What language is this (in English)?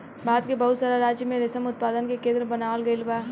Bhojpuri